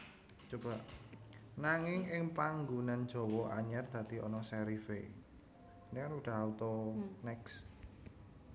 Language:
Javanese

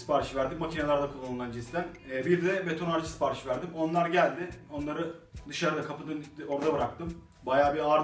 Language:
Turkish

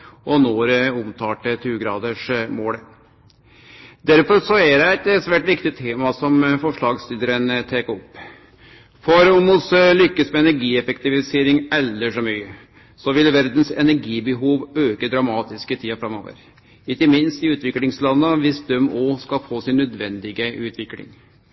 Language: Norwegian Nynorsk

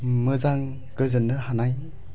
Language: Bodo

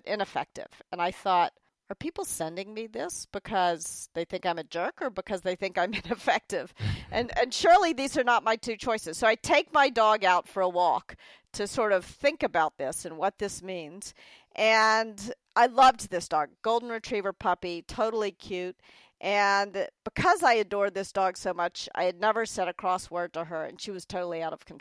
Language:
English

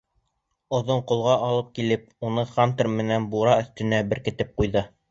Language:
Bashkir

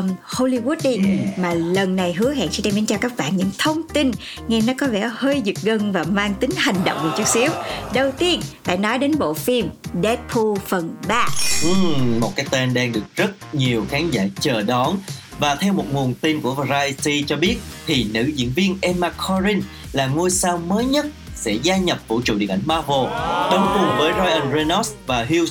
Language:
Vietnamese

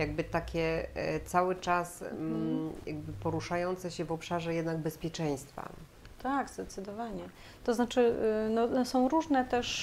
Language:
Polish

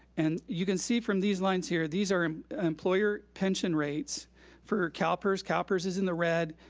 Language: English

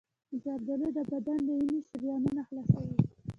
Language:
Pashto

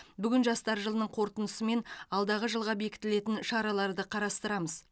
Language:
Kazakh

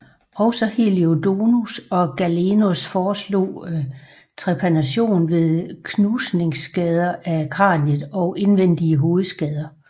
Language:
Danish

